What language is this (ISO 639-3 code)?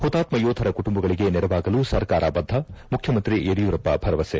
kan